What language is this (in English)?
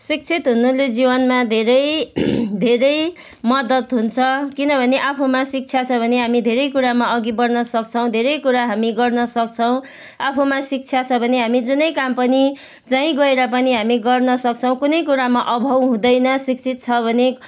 Nepali